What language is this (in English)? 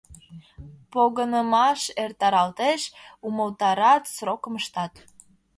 Mari